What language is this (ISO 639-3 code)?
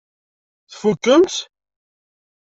kab